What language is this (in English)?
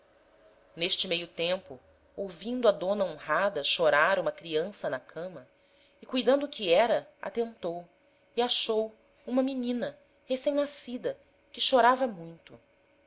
Portuguese